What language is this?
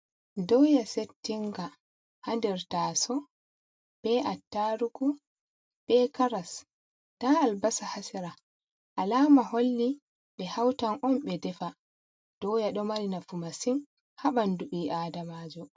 Fula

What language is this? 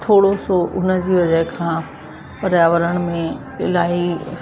Sindhi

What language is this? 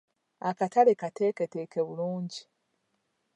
Ganda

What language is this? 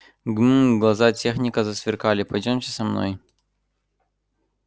Russian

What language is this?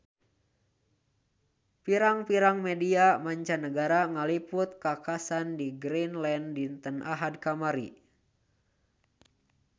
Sundanese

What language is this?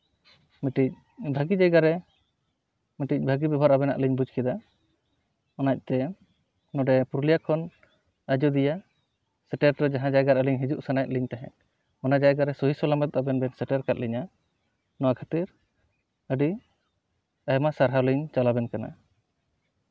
Santali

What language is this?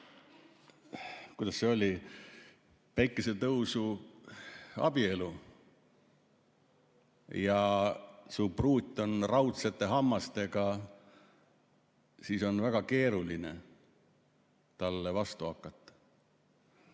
Estonian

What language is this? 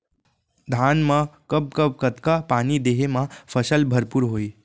Chhattisgarhi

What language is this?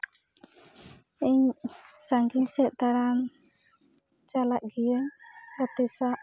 Santali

